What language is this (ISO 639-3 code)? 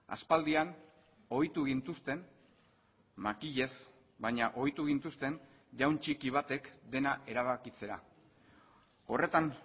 eus